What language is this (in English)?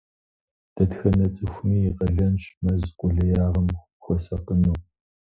Kabardian